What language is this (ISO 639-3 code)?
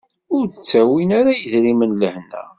kab